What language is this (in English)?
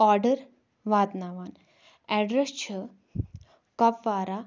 Kashmiri